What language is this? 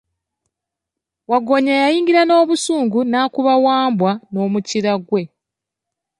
Ganda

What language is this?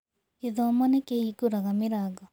Kikuyu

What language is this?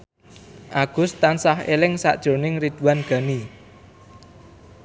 Javanese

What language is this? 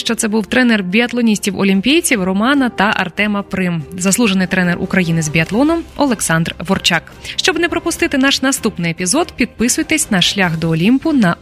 Ukrainian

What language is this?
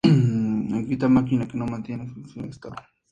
Spanish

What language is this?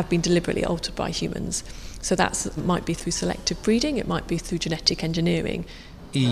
Swedish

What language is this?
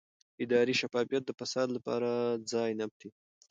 Pashto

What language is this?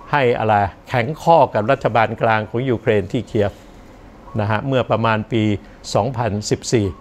Thai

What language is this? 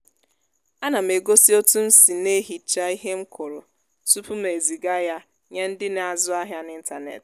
Igbo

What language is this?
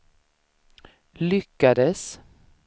Swedish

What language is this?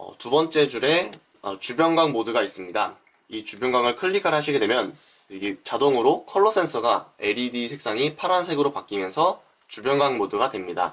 Korean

